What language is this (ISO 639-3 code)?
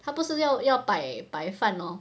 eng